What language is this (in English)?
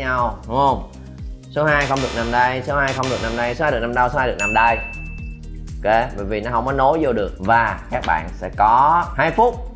Vietnamese